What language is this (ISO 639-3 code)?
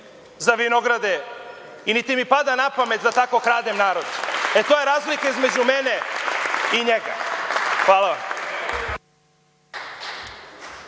srp